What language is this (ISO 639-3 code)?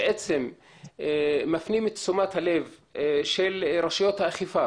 heb